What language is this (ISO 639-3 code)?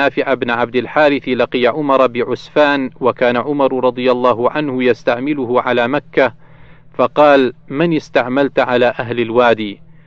ara